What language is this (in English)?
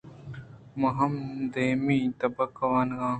Eastern Balochi